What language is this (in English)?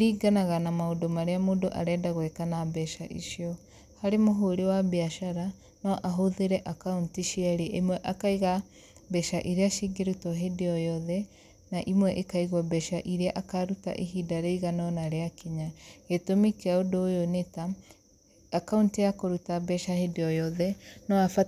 Kikuyu